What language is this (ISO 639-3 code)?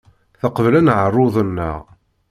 kab